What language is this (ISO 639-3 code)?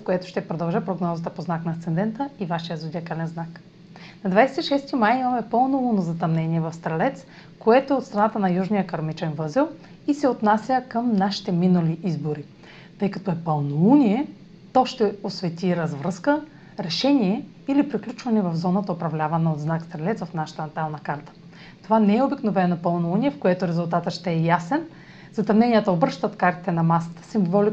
bul